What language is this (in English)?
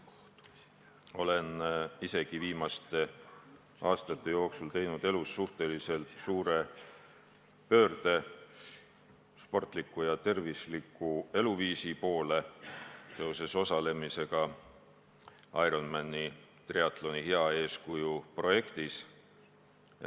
Estonian